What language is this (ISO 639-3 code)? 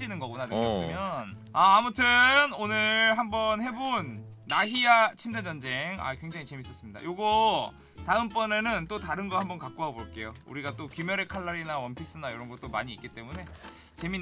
kor